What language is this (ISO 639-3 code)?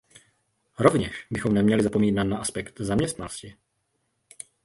ces